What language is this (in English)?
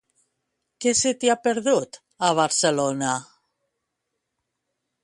Catalan